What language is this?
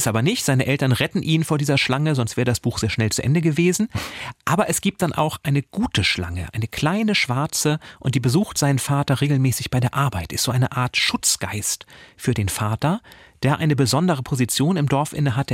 German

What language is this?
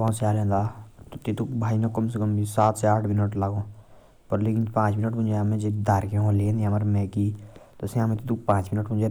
Jaunsari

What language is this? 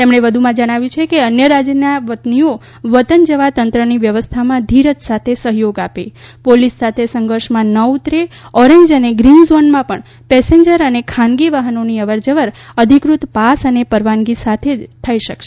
Gujarati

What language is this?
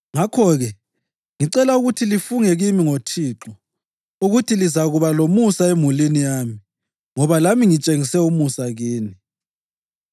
North Ndebele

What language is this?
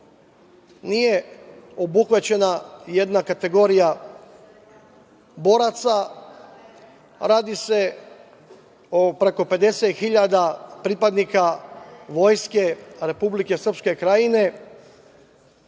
Serbian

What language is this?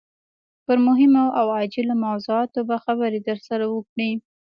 Pashto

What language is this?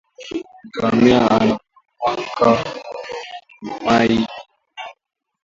Swahili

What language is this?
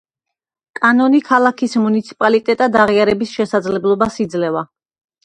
Georgian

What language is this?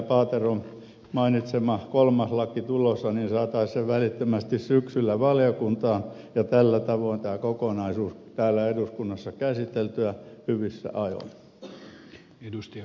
Finnish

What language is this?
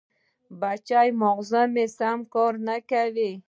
Pashto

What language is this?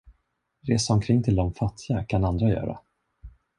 Swedish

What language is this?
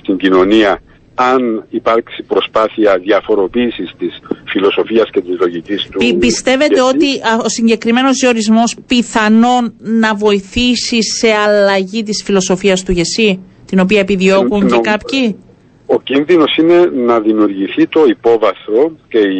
Greek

